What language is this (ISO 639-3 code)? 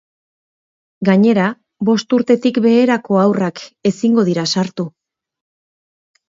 eus